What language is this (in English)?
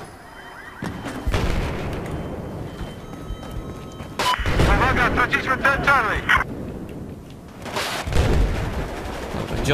Polish